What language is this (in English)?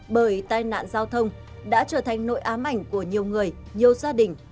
Vietnamese